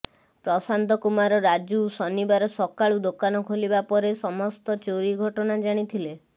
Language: Odia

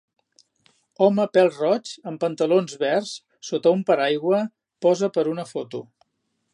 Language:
Catalan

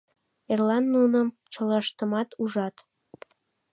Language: Mari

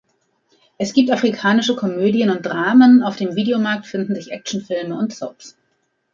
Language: German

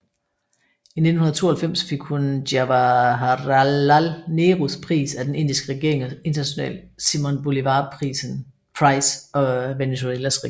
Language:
Danish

